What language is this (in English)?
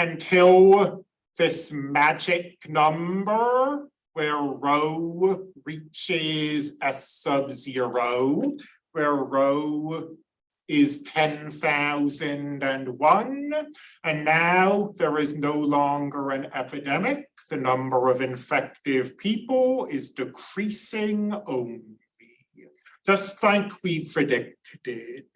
English